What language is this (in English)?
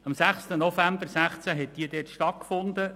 Swiss German